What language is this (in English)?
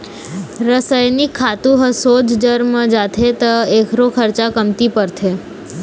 Chhattisgarhi